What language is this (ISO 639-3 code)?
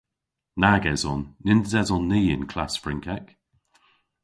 cor